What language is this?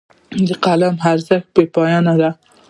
Pashto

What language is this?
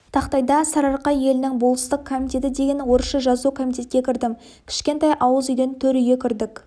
Kazakh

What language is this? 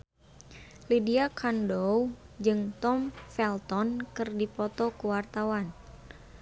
Sundanese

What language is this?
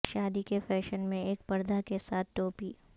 Urdu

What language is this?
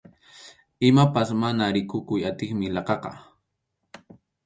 Arequipa-La Unión Quechua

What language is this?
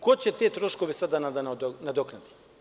Serbian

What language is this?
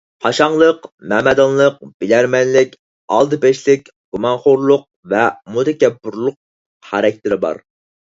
Uyghur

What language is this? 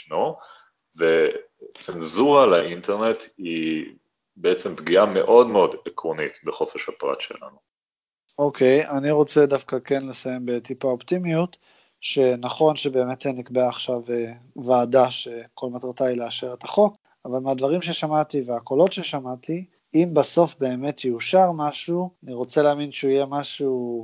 Hebrew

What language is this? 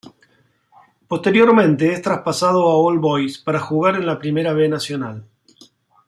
Spanish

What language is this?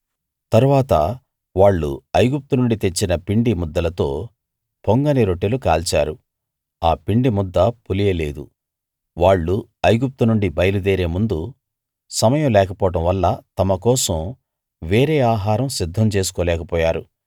Telugu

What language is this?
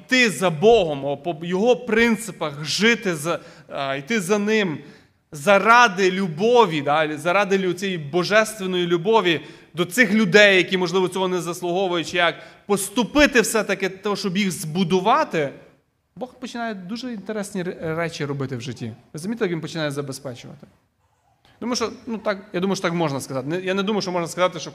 Ukrainian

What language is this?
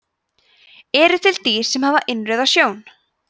Icelandic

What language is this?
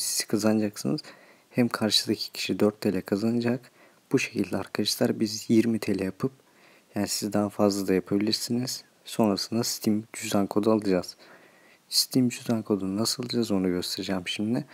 Turkish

